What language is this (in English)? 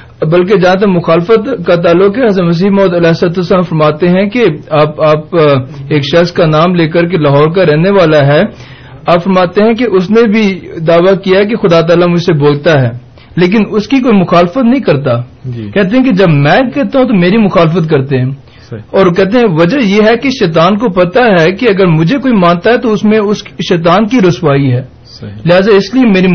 Urdu